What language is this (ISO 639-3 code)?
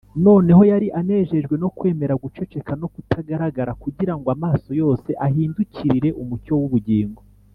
kin